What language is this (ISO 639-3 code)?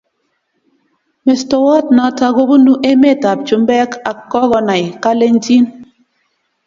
kln